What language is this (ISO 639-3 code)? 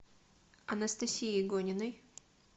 rus